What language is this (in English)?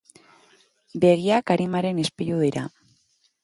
Basque